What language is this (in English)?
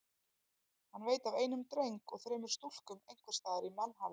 Icelandic